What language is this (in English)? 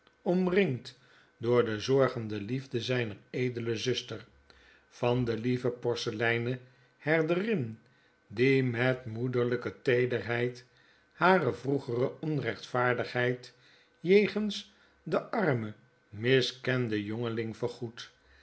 Dutch